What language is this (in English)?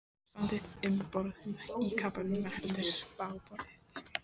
Icelandic